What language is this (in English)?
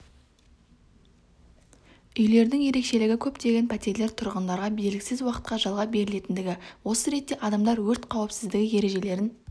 Kazakh